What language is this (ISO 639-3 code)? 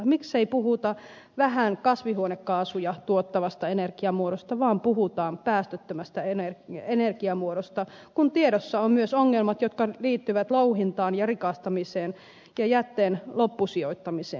fin